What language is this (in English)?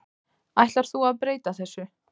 Icelandic